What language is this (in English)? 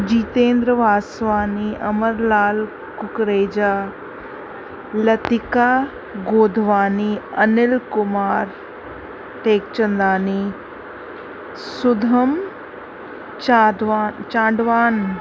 Sindhi